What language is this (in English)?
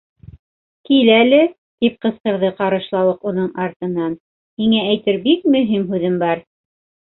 Bashkir